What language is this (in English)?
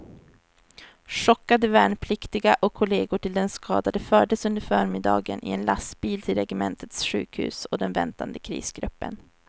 Swedish